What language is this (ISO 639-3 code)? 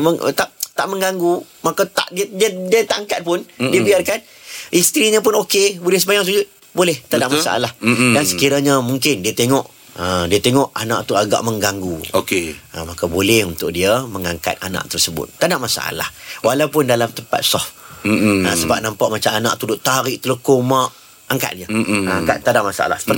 msa